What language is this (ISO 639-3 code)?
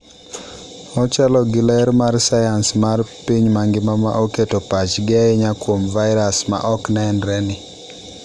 luo